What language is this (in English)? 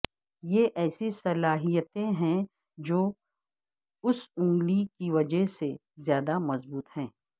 Urdu